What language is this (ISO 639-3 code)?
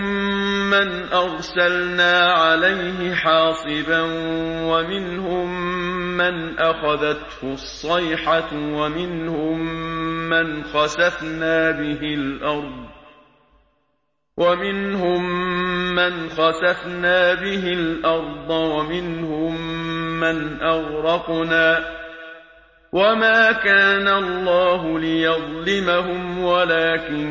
ara